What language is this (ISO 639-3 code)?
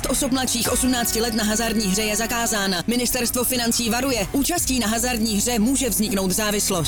ces